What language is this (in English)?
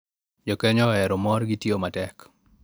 Luo (Kenya and Tanzania)